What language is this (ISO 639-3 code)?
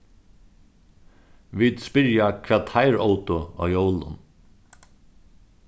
fao